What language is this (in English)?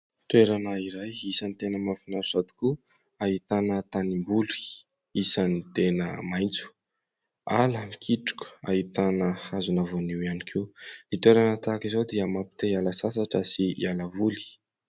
Malagasy